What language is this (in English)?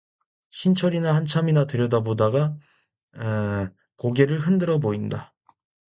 Korean